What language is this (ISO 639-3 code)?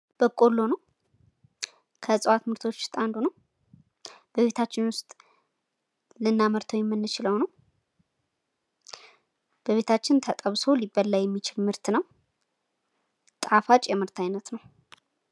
amh